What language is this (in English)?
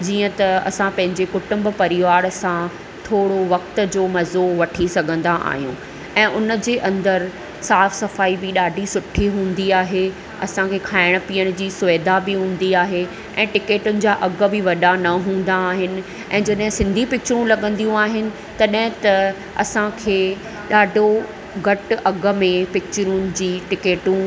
Sindhi